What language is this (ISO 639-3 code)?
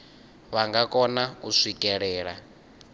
ven